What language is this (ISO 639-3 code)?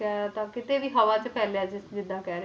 pan